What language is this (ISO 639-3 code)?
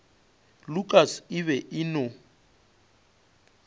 nso